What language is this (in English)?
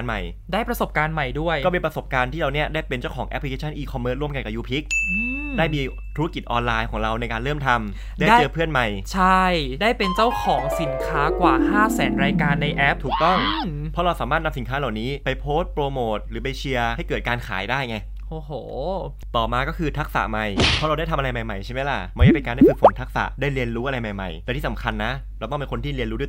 Thai